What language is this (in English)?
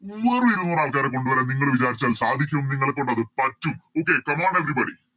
Malayalam